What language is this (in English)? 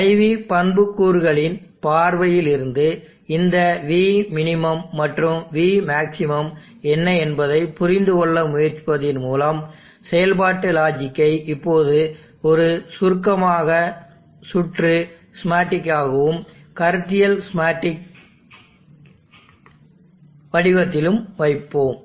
Tamil